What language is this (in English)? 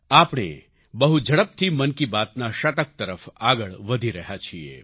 Gujarati